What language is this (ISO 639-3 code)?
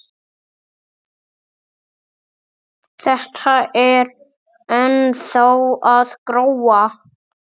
isl